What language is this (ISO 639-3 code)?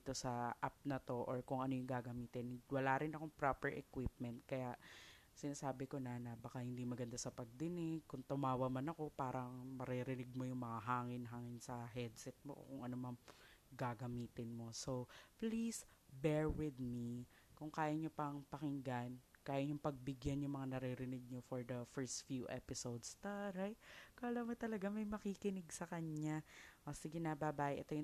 fil